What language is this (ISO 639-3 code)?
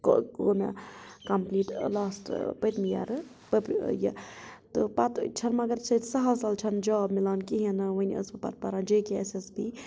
kas